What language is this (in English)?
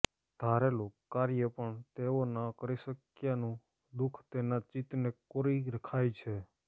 Gujarati